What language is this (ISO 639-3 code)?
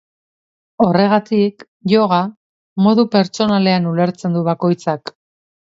eus